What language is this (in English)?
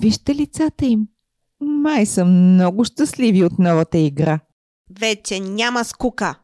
Bulgarian